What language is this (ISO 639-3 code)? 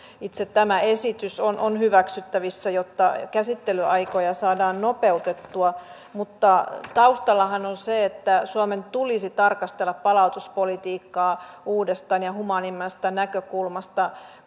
fin